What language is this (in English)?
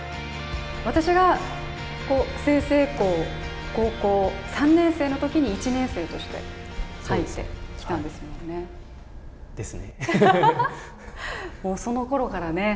Japanese